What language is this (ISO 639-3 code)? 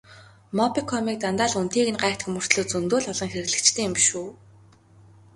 mon